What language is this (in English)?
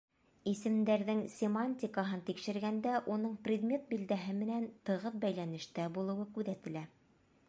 Bashkir